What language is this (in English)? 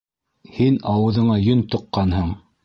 Bashkir